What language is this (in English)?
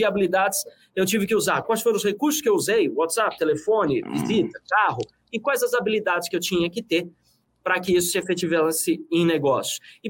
Portuguese